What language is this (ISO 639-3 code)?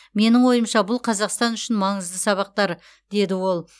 kaz